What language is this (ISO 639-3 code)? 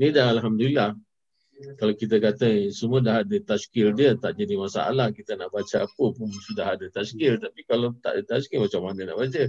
msa